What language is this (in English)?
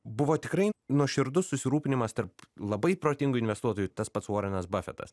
Lithuanian